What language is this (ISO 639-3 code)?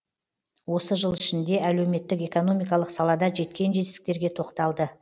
kaz